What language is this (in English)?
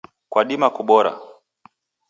Taita